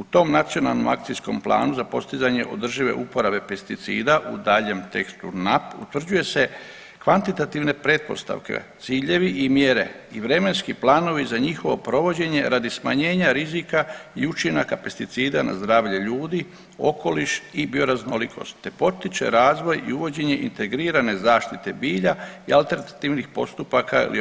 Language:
Croatian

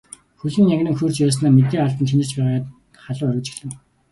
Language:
Mongolian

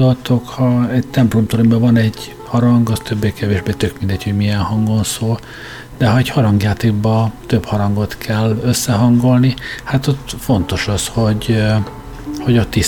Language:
Hungarian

